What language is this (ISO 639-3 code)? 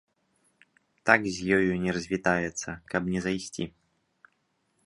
bel